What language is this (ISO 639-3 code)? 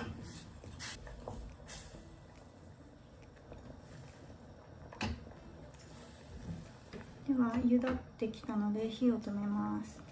jpn